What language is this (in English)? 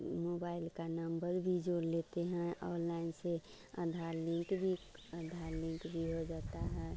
Hindi